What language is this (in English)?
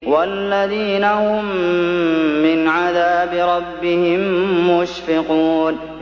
Arabic